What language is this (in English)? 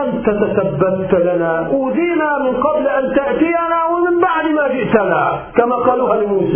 Arabic